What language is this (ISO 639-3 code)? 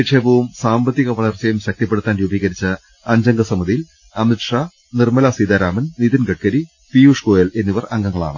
mal